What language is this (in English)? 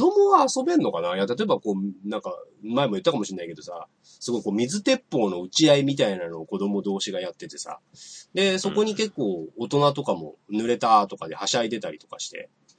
Japanese